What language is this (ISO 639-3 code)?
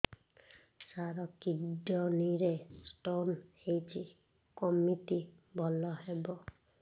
ori